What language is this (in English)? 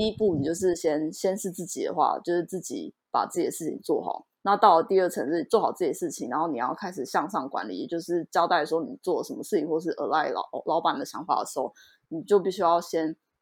Chinese